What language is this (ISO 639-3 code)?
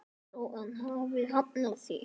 isl